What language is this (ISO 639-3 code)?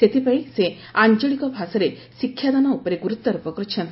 ori